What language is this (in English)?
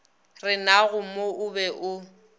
Northern Sotho